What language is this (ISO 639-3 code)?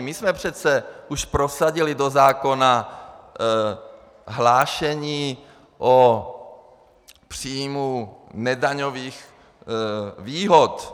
ces